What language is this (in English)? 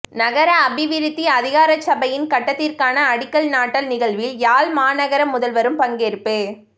Tamil